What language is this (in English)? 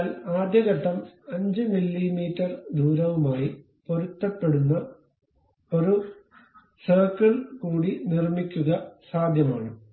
Malayalam